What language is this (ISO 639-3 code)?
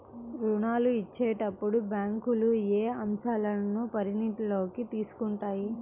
tel